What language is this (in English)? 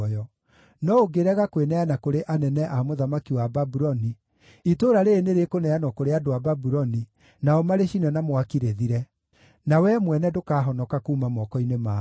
Kikuyu